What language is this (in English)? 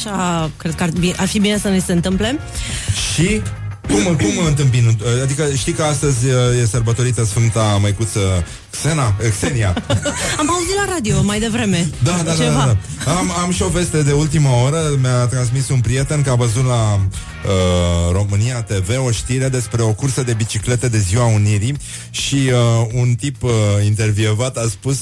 Romanian